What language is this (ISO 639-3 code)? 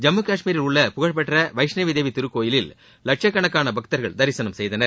tam